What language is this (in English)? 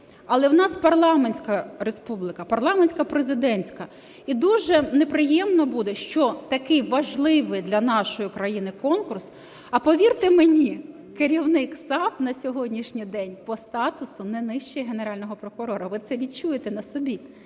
Ukrainian